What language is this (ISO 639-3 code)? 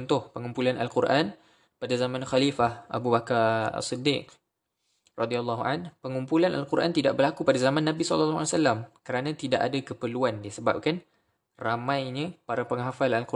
msa